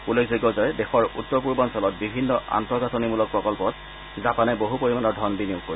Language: Assamese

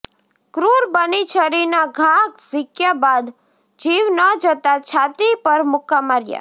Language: Gujarati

